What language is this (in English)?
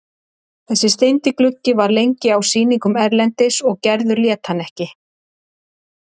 Icelandic